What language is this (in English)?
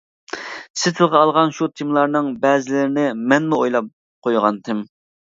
Uyghur